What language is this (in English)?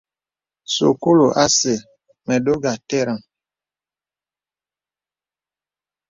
Bebele